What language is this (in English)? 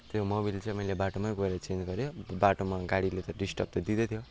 Nepali